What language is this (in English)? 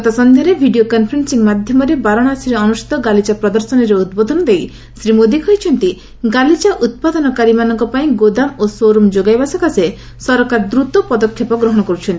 Odia